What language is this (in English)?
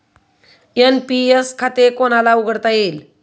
Marathi